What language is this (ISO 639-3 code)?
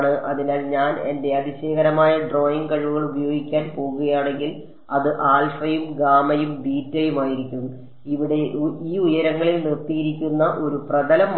mal